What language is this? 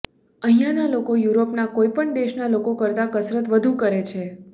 Gujarati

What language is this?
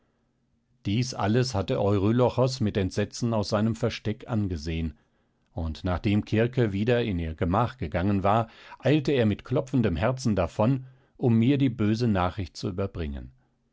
German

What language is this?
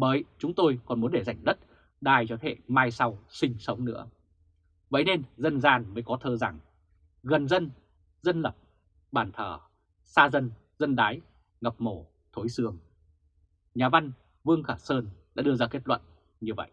Vietnamese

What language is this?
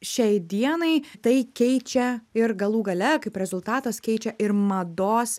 Lithuanian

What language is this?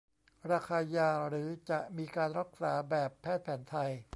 Thai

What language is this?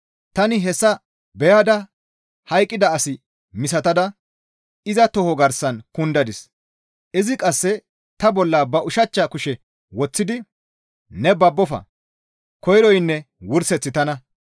Gamo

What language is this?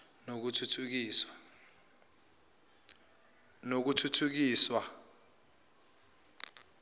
Zulu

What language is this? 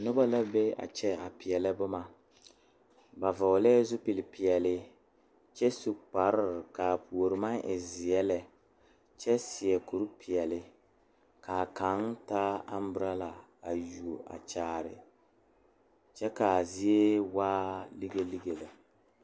Southern Dagaare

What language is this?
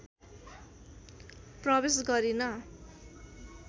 Nepali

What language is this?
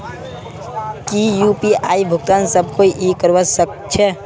Magahi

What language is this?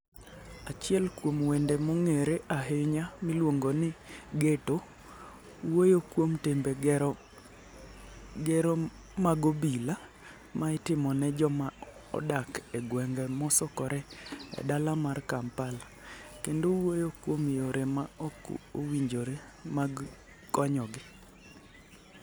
Luo (Kenya and Tanzania)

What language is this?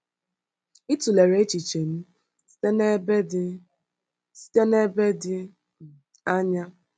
Igbo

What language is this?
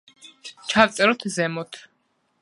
Georgian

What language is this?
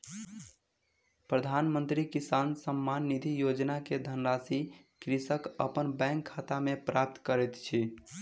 Maithili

